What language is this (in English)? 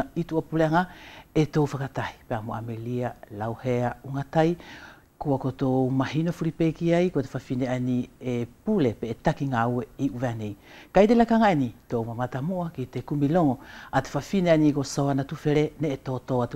French